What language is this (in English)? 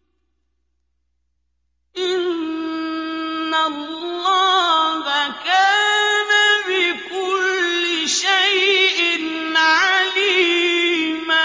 Arabic